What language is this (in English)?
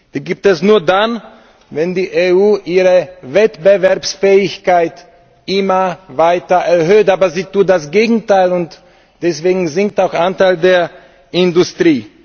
German